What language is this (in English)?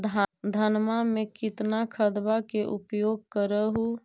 Magahi